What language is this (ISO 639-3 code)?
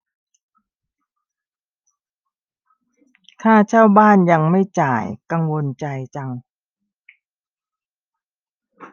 tha